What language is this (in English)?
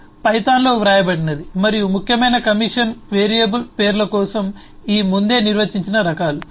Telugu